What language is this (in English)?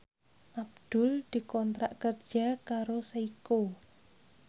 Javanese